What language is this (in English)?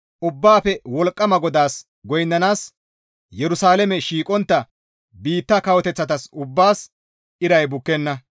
Gamo